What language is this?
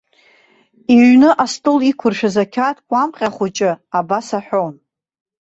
Abkhazian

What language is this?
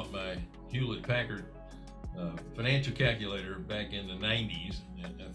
English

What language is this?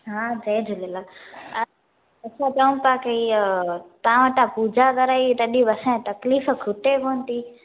Sindhi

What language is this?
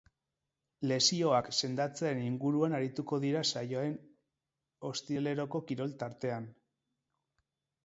Basque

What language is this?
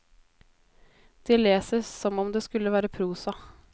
Norwegian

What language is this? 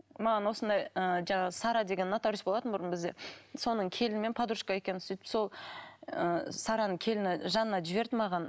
Kazakh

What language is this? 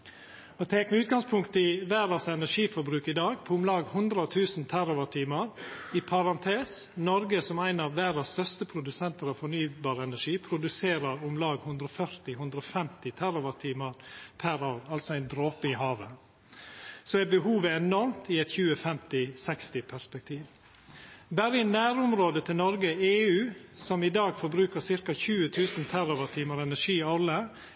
Norwegian Nynorsk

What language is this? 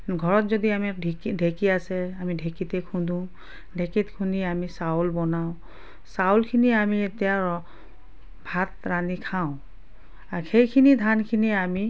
Assamese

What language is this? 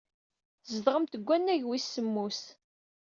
Kabyle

